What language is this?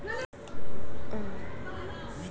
Bhojpuri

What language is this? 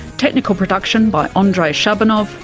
English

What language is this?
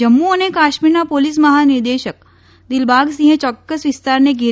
Gujarati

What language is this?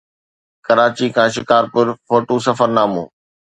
Sindhi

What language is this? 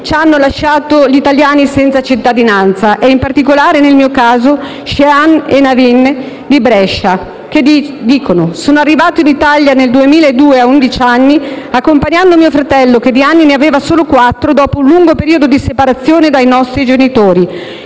Italian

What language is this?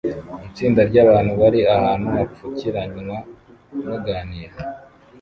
Kinyarwanda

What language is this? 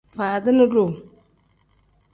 Tem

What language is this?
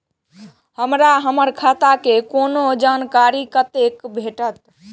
Maithili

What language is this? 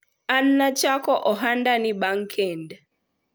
Luo (Kenya and Tanzania)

